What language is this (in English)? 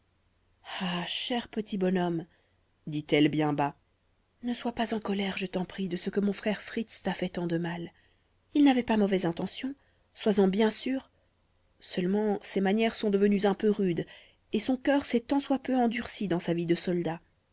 French